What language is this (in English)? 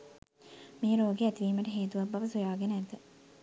Sinhala